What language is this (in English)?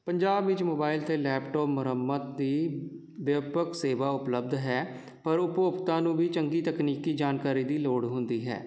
Punjabi